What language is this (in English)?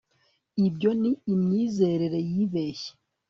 Kinyarwanda